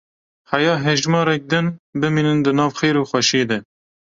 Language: Kurdish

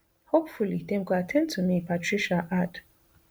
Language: Nigerian Pidgin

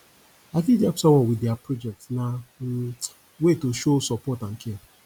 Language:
Nigerian Pidgin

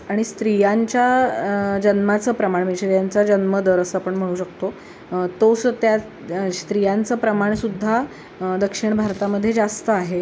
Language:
Marathi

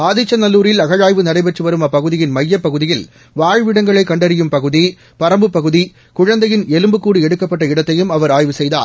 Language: Tamil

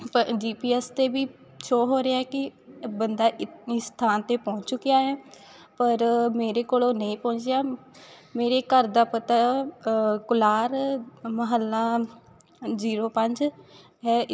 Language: Punjabi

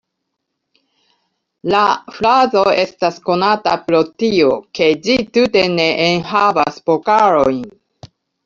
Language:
Esperanto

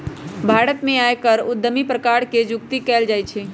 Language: Magahi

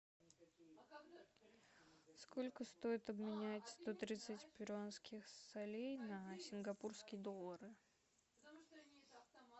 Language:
Russian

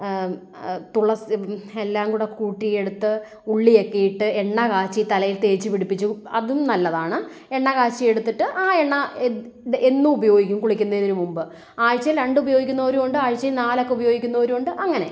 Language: Malayalam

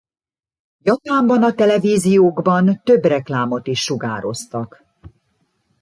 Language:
Hungarian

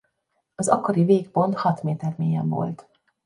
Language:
Hungarian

